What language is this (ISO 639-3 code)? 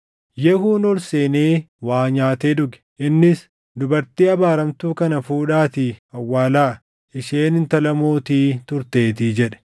orm